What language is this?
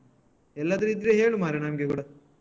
Kannada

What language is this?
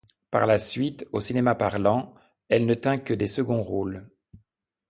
French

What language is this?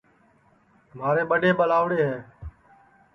Sansi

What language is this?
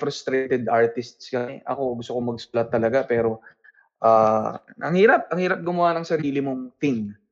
Filipino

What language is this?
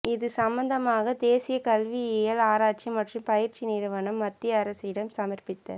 Tamil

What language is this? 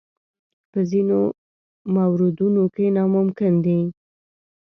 Pashto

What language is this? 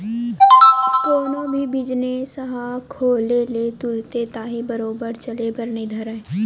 Chhattisgarhi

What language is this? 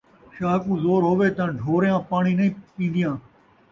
Saraiki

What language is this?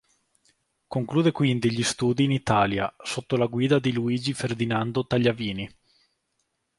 Italian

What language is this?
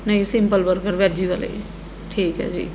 Punjabi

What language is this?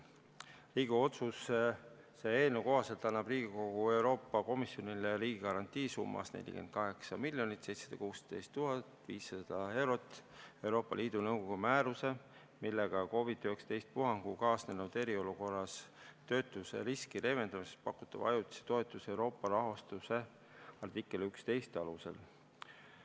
Estonian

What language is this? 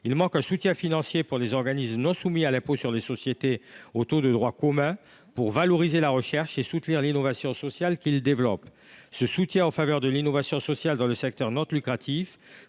French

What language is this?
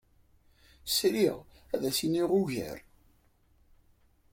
Kabyle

